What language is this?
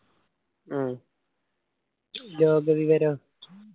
Malayalam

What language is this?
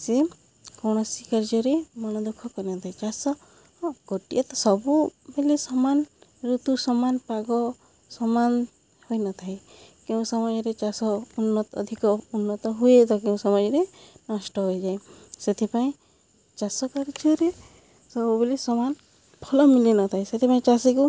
Odia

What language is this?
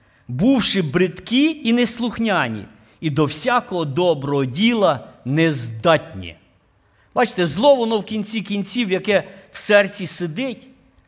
Ukrainian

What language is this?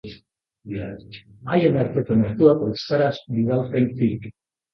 Basque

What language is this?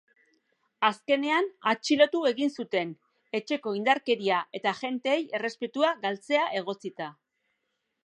Basque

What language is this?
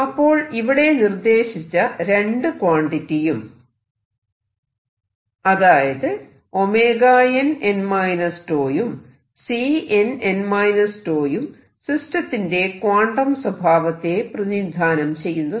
Malayalam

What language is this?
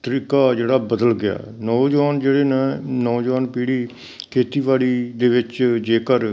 Punjabi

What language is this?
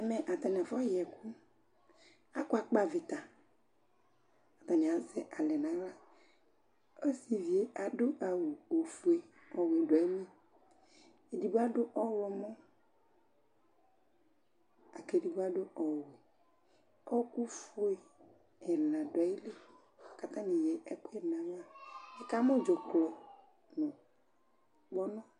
Ikposo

